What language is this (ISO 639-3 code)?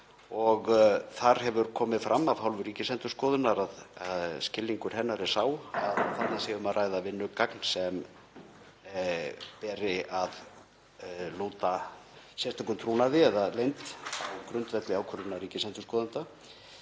isl